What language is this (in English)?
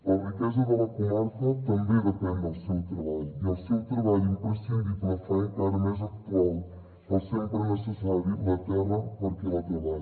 Catalan